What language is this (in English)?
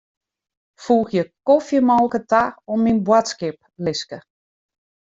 Western Frisian